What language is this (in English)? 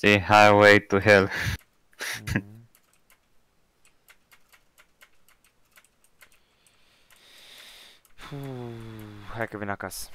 Romanian